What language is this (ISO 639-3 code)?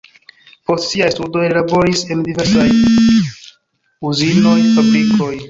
epo